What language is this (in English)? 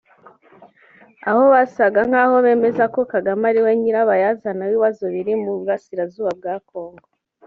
Kinyarwanda